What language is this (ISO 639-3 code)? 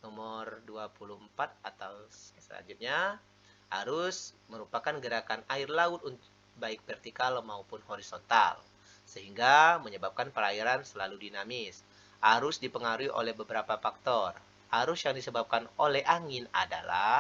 ind